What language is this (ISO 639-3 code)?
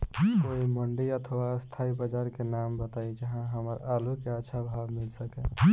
bho